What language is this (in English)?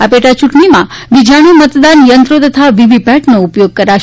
Gujarati